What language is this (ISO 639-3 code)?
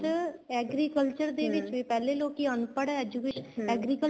pan